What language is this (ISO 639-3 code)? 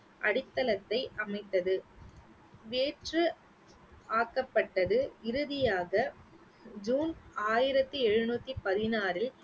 tam